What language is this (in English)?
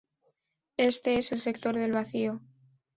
Spanish